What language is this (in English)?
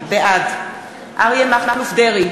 Hebrew